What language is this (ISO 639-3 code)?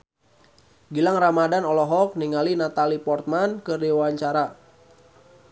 sun